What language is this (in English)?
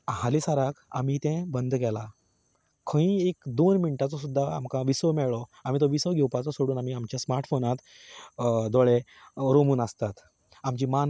Konkani